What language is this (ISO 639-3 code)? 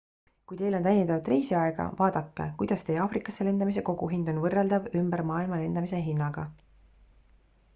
est